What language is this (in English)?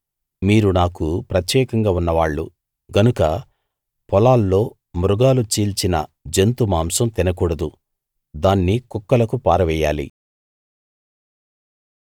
Telugu